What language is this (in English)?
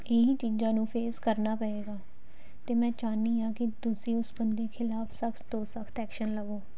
Punjabi